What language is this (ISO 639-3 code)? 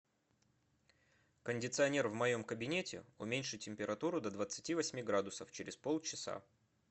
rus